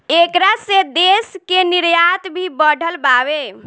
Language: Bhojpuri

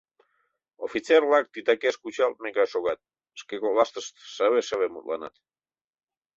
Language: Mari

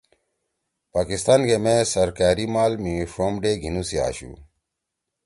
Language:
Torwali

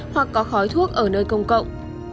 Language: Vietnamese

